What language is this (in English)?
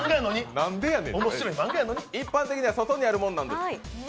Japanese